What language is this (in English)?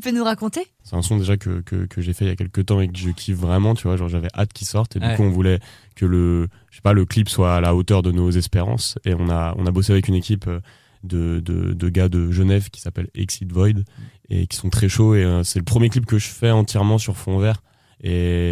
French